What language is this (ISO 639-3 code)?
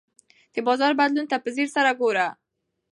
pus